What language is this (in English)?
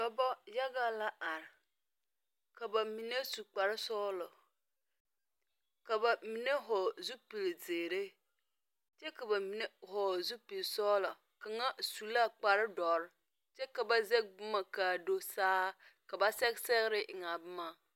Southern Dagaare